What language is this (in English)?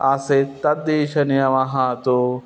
Sanskrit